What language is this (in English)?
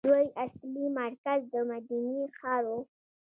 Pashto